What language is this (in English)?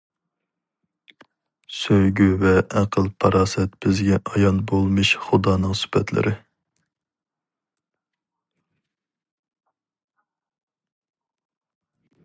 Uyghur